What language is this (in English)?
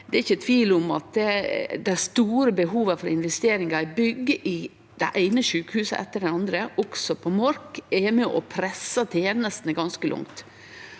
Norwegian